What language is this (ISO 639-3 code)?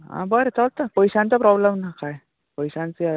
kok